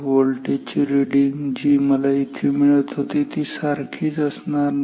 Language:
Marathi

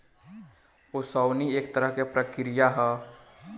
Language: Bhojpuri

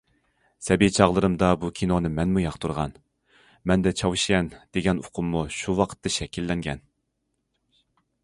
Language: Uyghur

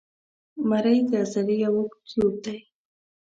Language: Pashto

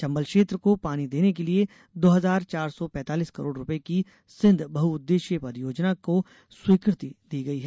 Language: Hindi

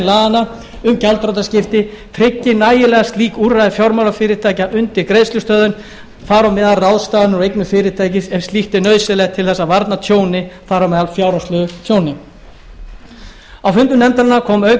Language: Icelandic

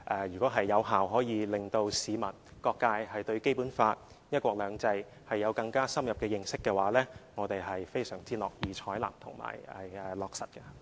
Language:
Cantonese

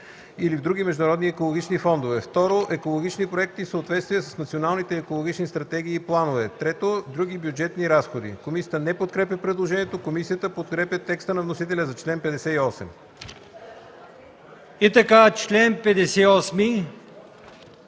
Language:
Bulgarian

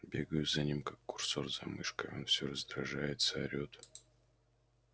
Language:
Russian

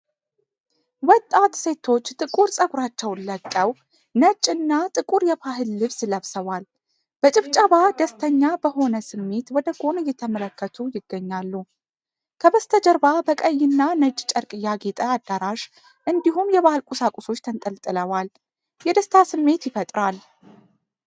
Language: Amharic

